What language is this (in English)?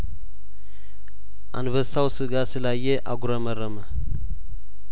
Amharic